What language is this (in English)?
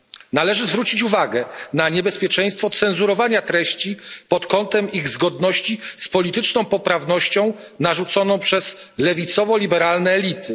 Polish